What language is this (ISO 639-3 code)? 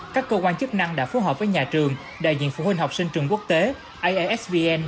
vie